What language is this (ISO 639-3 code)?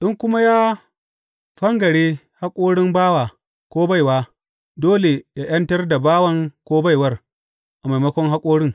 hau